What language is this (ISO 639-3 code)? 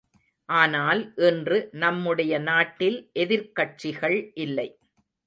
tam